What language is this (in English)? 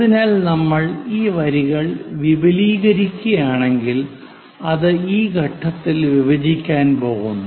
Malayalam